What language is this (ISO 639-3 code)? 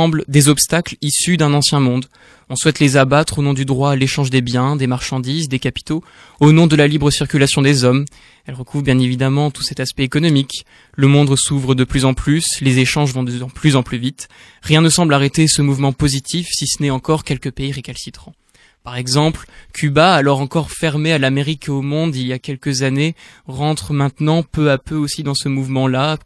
fra